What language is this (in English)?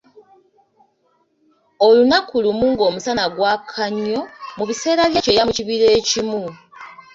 Ganda